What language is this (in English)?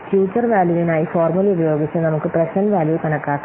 Malayalam